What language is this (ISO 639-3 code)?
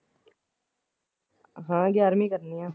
pan